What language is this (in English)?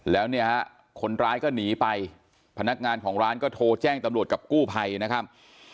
Thai